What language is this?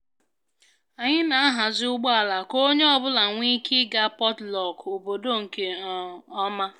Igbo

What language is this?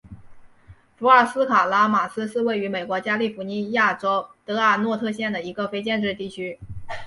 Chinese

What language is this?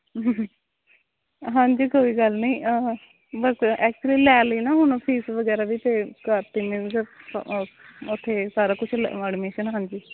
Punjabi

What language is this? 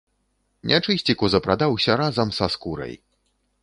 Belarusian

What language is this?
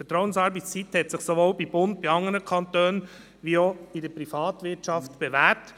Swiss German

